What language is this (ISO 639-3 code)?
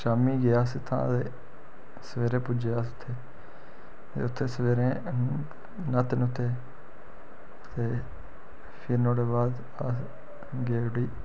doi